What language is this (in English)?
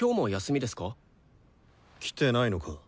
Japanese